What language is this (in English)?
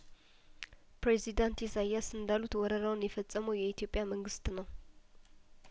Amharic